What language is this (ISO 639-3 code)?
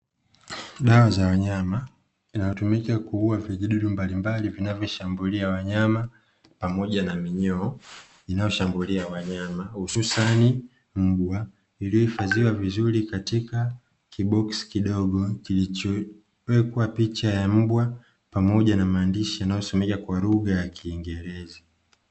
swa